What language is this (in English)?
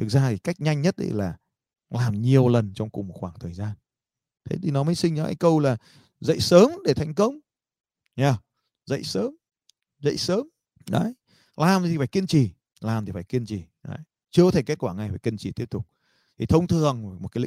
Vietnamese